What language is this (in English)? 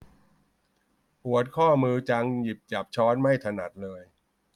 Thai